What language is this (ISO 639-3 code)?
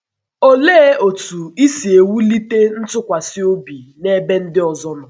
ibo